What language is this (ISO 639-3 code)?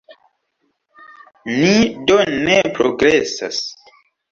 epo